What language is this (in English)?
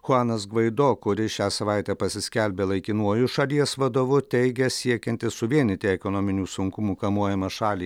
Lithuanian